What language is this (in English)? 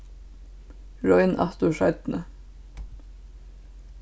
Faroese